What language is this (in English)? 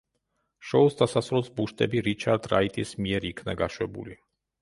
Georgian